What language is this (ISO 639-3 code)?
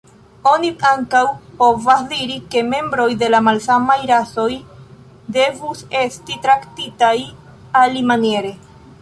epo